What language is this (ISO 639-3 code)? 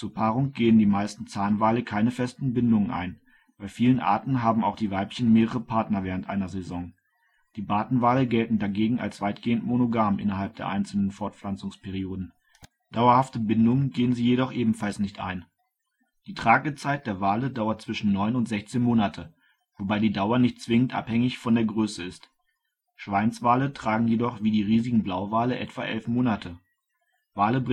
deu